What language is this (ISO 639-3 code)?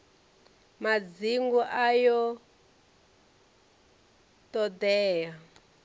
ven